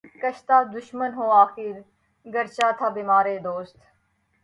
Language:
Urdu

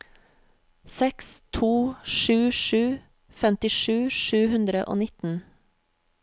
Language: Norwegian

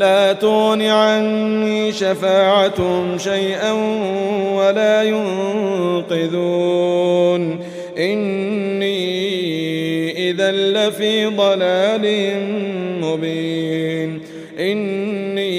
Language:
Arabic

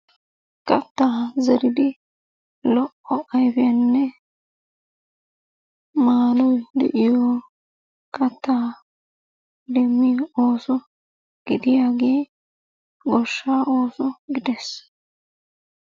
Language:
Wolaytta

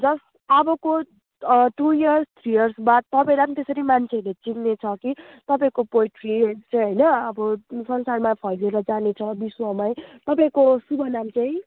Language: Nepali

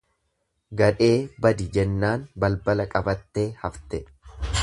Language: Oromo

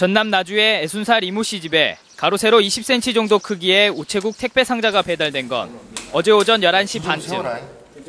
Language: Korean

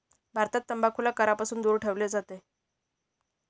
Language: Marathi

